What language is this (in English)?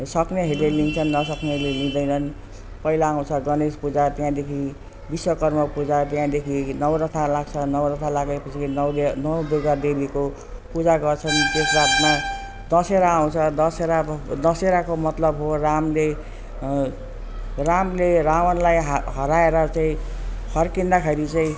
Nepali